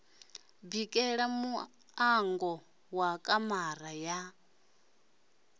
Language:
Venda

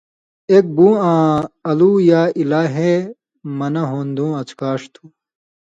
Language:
Indus Kohistani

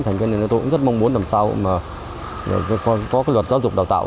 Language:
Vietnamese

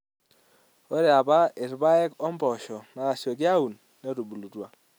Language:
Masai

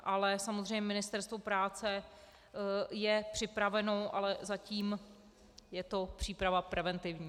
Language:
Czech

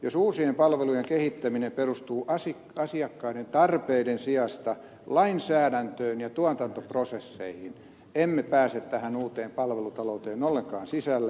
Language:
Finnish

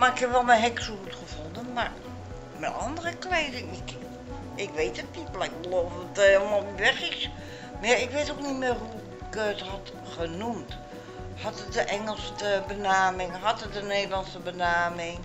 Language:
Dutch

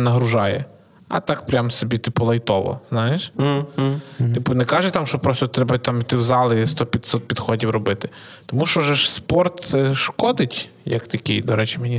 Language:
Ukrainian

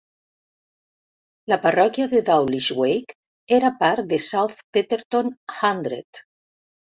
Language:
Catalan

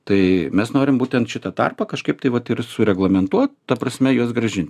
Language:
Lithuanian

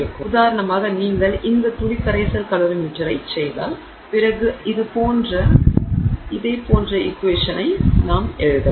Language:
Tamil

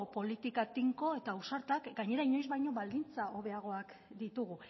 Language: Basque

